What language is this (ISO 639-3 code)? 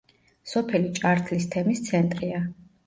kat